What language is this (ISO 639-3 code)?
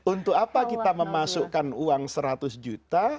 ind